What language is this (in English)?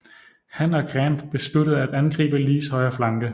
Danish